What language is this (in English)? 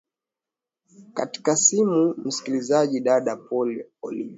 Swahili